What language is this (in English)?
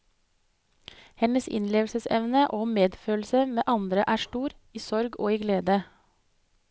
Norwegian